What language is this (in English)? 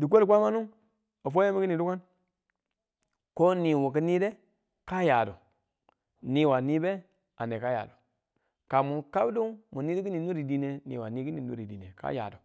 Tula